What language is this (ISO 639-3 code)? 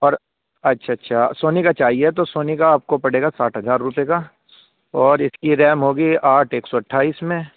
urd